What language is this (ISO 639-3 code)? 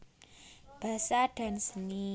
jav